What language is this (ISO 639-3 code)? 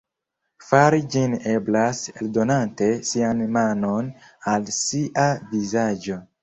epo